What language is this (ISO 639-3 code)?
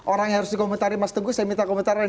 ind